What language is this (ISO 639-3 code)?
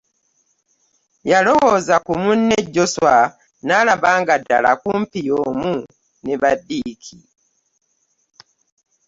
lug